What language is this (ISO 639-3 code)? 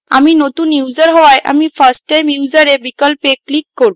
ben